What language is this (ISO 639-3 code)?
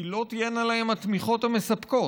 heb